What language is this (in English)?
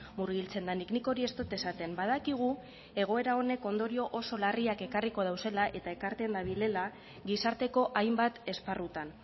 Basque